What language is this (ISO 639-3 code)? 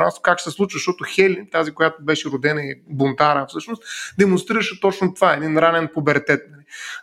bul